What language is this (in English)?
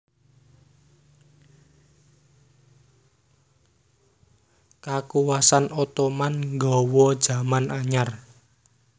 Javanese